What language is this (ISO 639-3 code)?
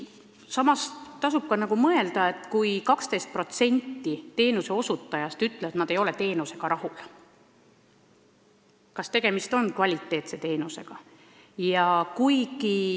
est